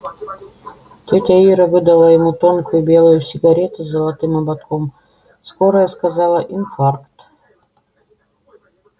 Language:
Russian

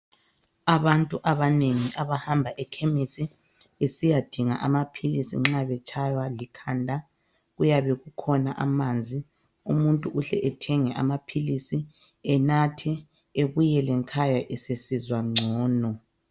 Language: North Ndebele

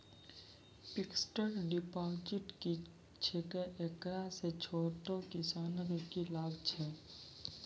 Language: Maithili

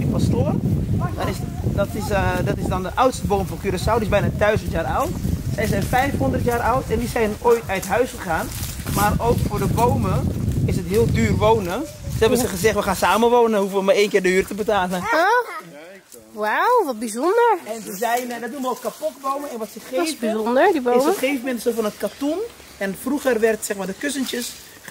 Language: Dutch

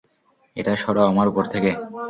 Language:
Bangla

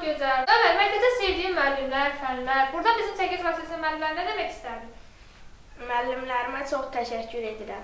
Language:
Turkish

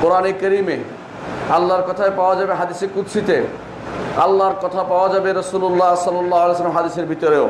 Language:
Bangla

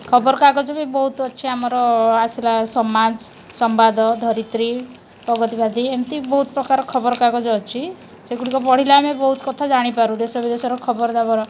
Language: Odia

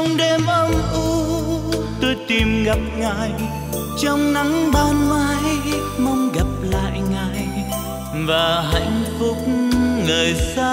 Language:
Vietnamese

